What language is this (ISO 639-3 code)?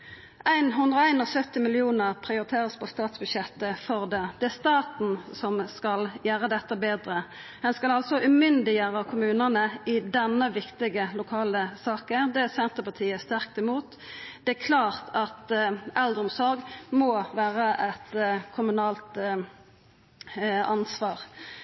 nno